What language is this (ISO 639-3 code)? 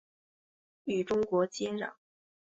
zho